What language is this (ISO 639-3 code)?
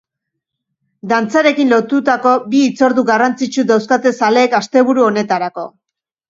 eus